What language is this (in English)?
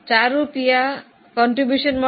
Gujarati